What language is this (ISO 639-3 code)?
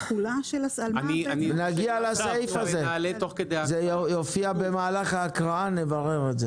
heb